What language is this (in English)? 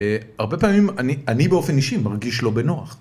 Hebrew